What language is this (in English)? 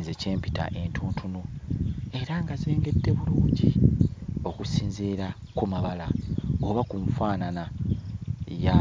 Ganda